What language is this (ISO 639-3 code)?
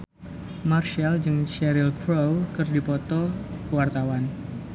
sun